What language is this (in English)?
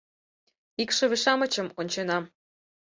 Mari